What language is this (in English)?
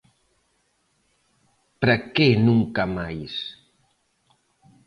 Galician